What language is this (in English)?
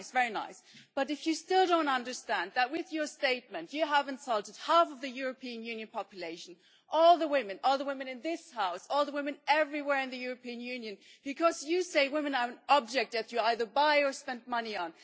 English